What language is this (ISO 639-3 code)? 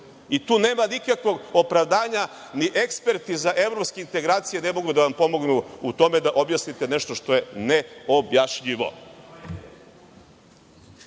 srp